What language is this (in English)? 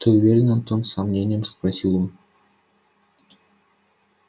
Russian